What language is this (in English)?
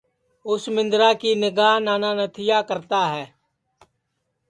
Sansi